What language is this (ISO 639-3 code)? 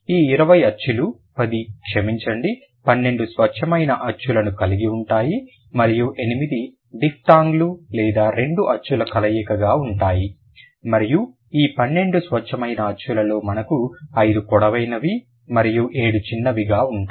tel